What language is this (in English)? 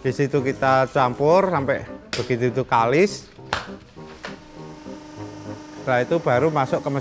Indonesian